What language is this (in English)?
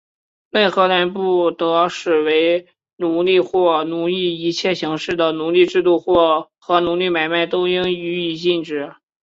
Chinese